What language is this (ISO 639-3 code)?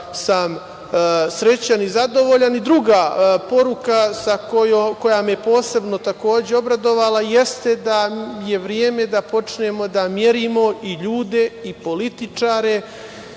srp